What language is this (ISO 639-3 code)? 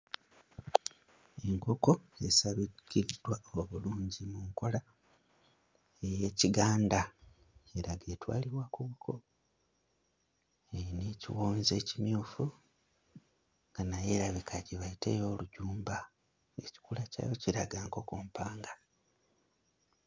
lug